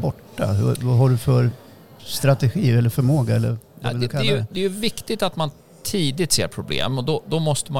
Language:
Swedish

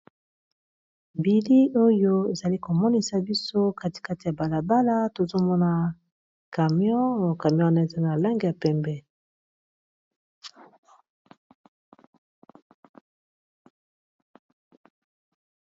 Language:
Lingala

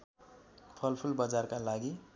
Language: Nepali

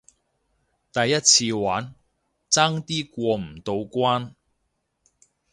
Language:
Cantonese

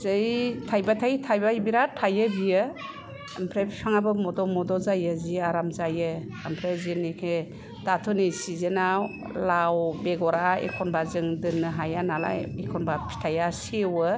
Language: Bodo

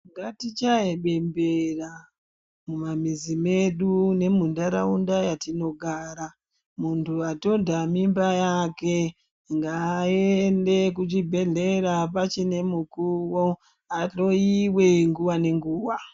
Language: Ndau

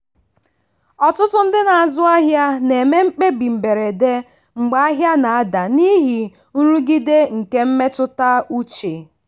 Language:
Igbo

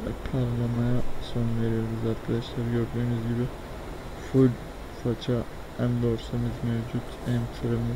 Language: Turkish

